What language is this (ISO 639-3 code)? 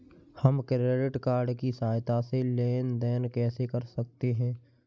hin